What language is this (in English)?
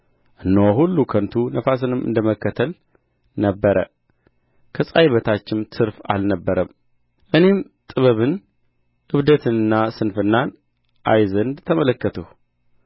Amharic